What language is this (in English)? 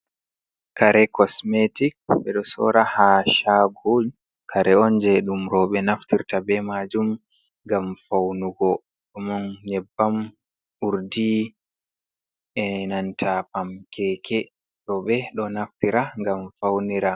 Fula